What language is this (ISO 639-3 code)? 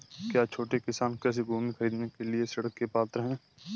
hin